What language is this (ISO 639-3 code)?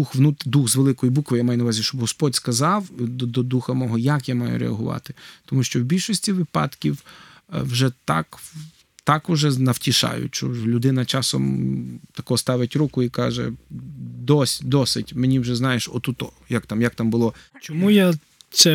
ukr